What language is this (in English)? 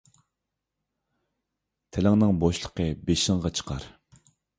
Uyghur